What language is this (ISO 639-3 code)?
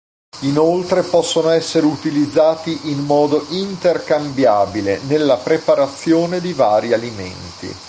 ita